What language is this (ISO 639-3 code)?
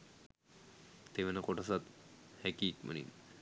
sin